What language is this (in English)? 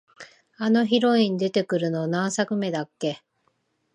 Japanese